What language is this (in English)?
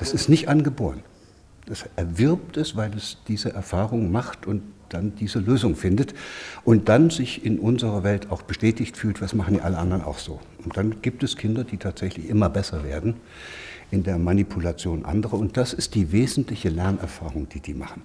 German